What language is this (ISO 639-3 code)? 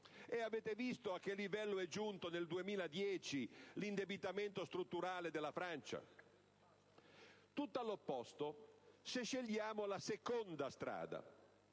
ita